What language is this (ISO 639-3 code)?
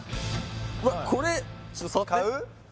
jpn